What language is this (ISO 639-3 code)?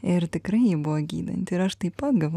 lit